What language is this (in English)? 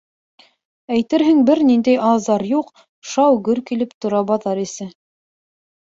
Bashkir